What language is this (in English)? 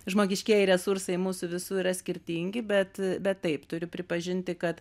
Lithuanian